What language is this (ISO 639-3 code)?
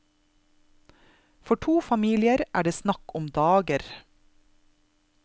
nor